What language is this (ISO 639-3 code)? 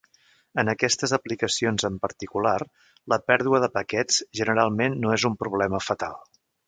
cat